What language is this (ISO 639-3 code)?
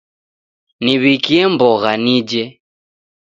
dav